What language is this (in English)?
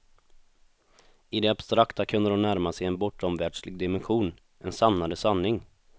Swedish